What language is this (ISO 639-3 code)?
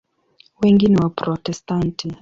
swa